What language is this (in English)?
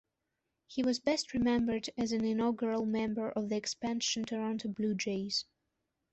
English